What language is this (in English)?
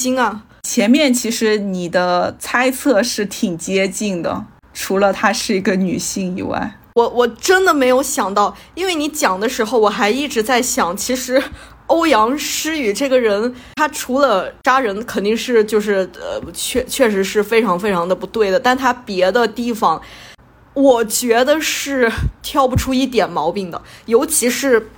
Chinese